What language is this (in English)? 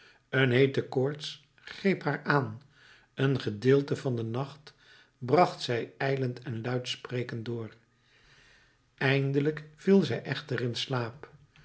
Dutch